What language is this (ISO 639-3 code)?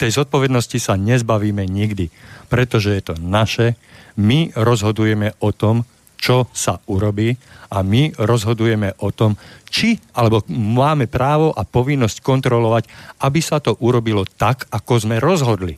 slk